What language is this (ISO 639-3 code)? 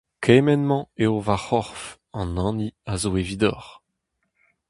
bre